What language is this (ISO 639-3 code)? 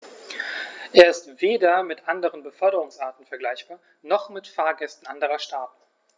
deu